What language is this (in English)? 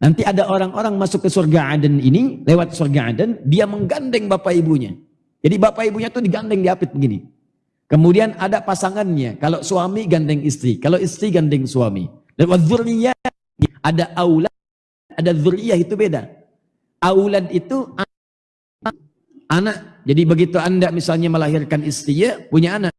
Indonesian